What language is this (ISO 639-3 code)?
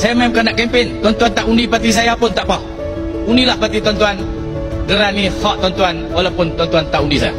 msa